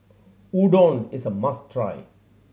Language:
English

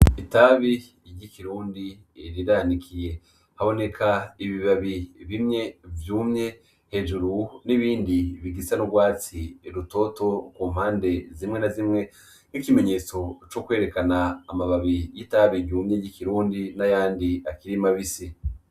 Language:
Rundi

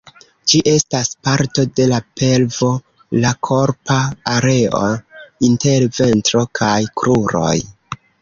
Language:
Esperanto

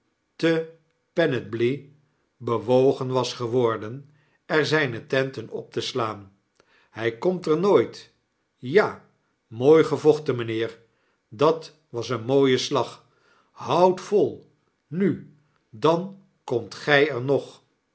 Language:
Dutch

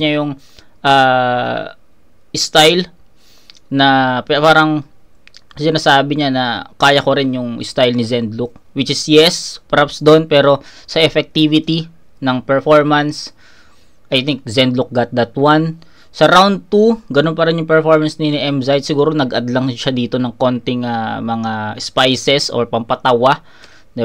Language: Filipino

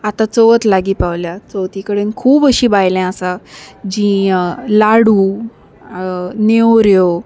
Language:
Konkani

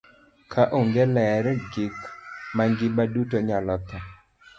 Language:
Luo (Kenya and Tanzania)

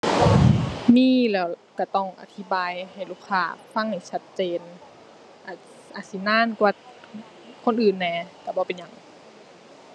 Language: Thai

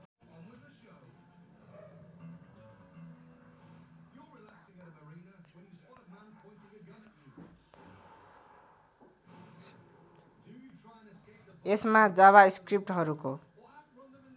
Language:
Nepali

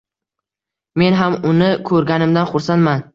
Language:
Uzbek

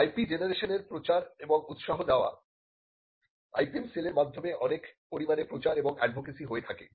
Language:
Bangla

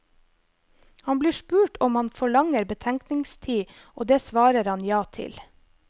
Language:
Norwegian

